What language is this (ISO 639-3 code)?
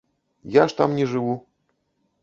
bel